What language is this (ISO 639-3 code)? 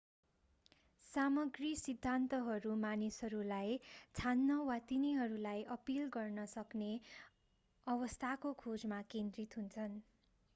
nep